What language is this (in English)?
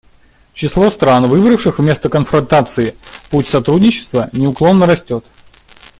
Russian